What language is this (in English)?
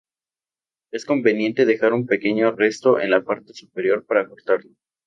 Spanish